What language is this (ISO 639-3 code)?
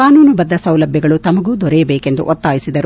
kan